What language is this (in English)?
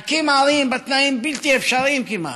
Hebrew